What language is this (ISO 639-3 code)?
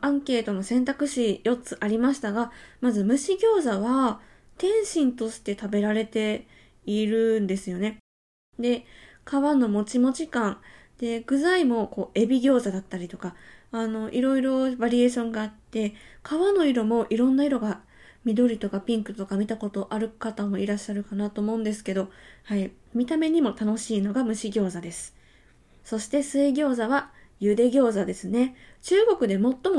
jpn